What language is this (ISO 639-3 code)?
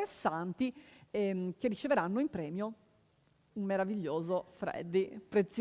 ita